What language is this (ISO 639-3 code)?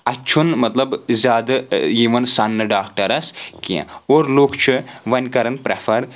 kas